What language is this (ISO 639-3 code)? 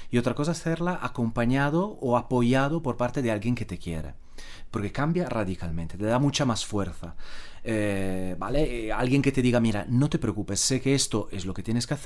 spa